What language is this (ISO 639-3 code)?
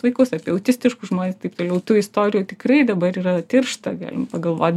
lit